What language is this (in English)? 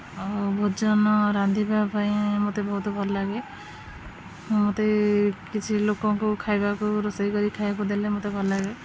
Odia